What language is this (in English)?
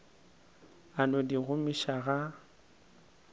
Northern Sotho